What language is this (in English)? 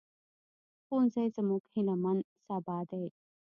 Pashto